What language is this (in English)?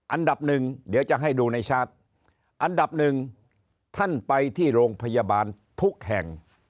Thai